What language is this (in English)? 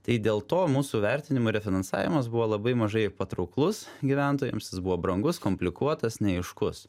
Lithuanian